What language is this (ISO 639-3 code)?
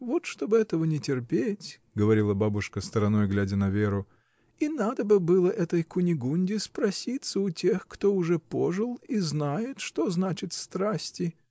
rus